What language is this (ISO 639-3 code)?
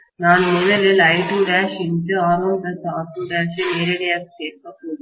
tam